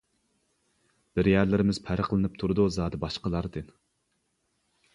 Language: Uyghur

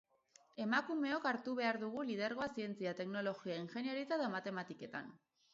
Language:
Basque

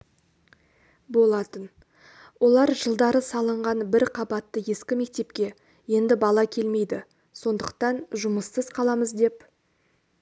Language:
Kazakh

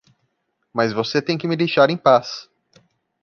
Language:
Portuguese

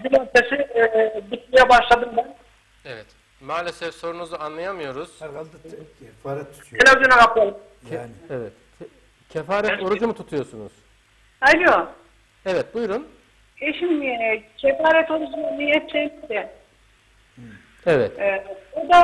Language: Turkish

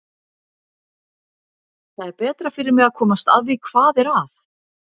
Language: Icelandic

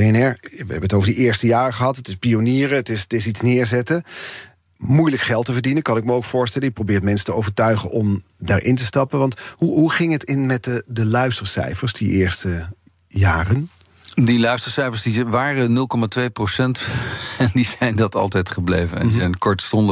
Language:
Dutch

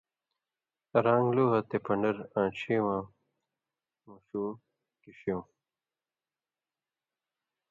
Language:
Indus Kohistani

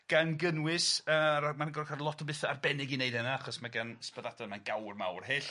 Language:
Welsh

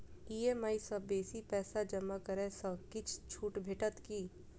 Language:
Maithili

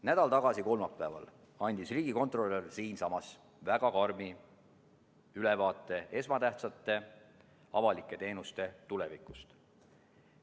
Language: Estonian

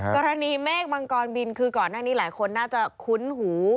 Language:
Thai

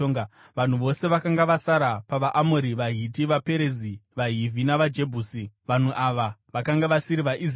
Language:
Shona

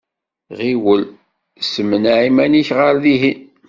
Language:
Kabyle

